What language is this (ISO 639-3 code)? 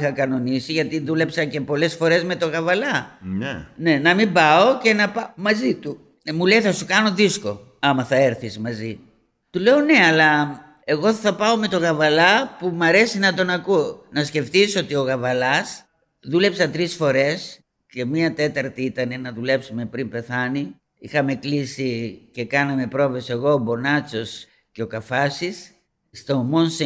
ell